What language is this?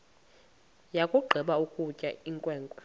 Xhosa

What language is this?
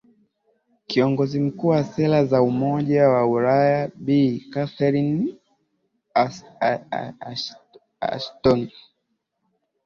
Swahili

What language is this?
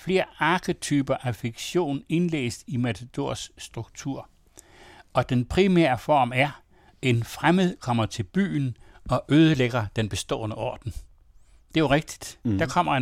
Danish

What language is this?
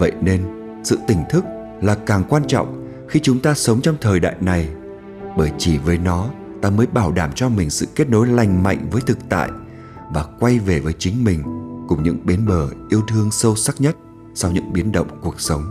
Vietnamese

